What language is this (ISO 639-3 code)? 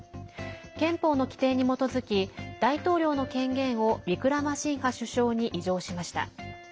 jpn